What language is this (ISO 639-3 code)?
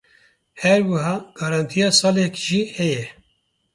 kur